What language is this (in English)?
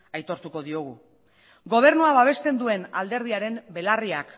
Basque